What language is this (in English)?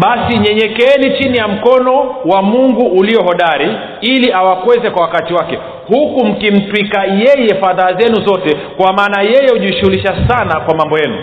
Swahili